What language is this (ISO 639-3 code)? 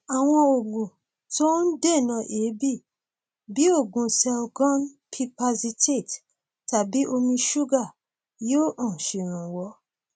yor